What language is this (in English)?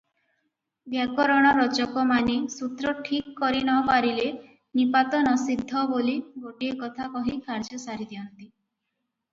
Odia